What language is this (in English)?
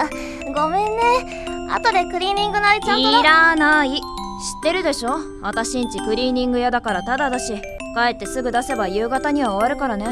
Japanese